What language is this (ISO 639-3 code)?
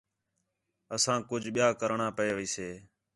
xhe